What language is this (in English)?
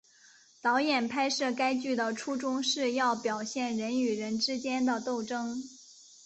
Chinese